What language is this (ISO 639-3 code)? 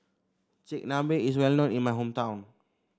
eng